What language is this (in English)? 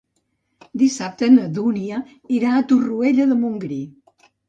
Catalan